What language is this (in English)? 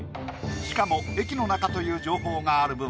Japanese